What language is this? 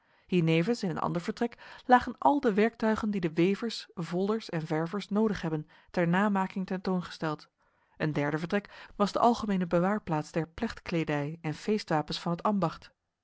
Dutch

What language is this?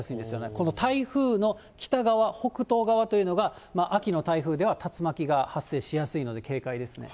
Japanese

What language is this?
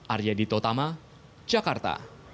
Indonesian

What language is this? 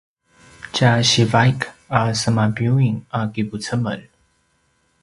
Paiwan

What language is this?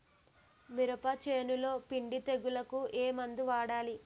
Telugu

